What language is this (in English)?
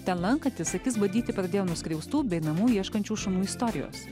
Lithuanian